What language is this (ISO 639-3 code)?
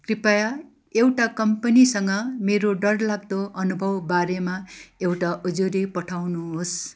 nep